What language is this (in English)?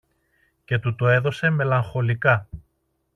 Greek